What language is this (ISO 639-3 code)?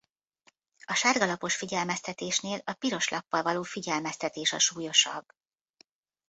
hun